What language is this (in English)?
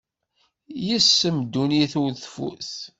Kabyle